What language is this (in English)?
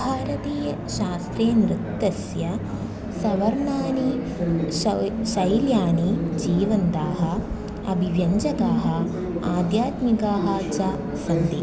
Sanskrit